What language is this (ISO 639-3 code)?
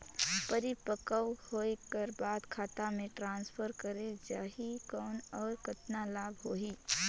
hne